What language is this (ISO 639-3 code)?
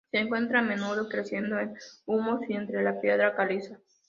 spa